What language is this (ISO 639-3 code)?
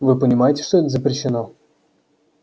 rus